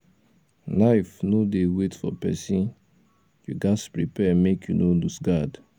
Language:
Nigerian Pidgin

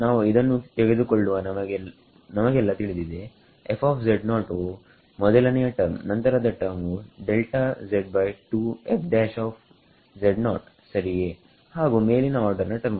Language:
Kannada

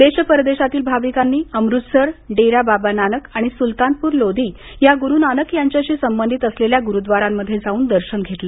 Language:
Marathi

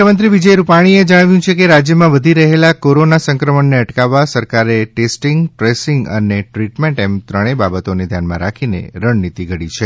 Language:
Gujarati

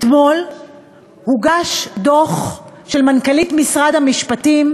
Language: Hebrew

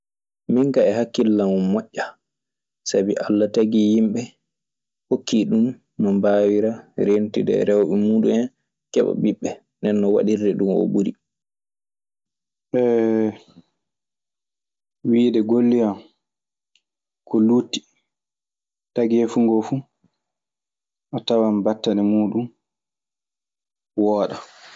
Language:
Maasina Fulfulde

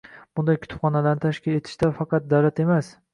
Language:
Uzbek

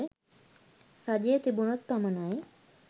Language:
Sinhala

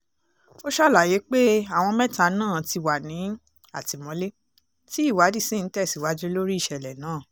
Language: Yoruba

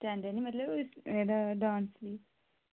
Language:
Dogri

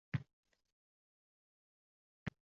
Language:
Uzbek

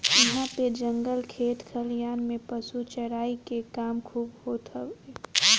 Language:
Bhojpuri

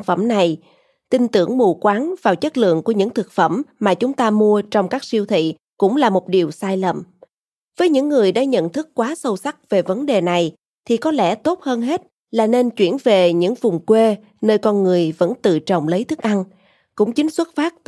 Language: Vietnamese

